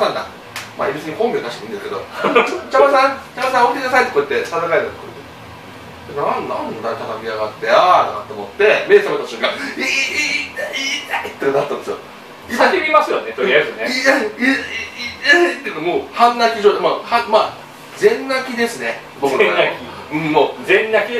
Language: Japanese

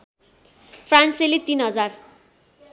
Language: Nepali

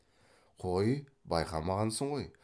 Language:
Kazakh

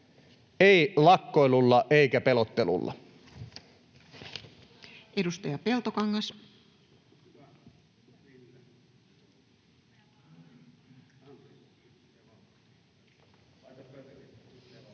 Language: Finnish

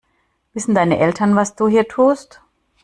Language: German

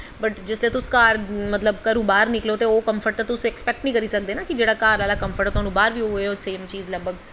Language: Dogri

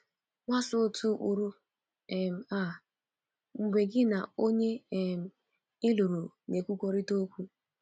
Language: Igbo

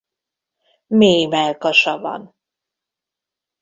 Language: Hungarian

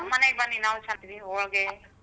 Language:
Kannada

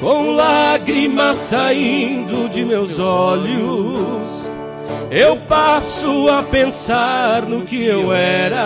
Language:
Portuguese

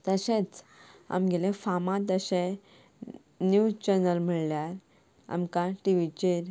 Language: Konkani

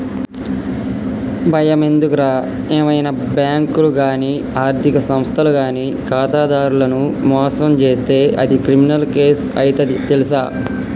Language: Telugu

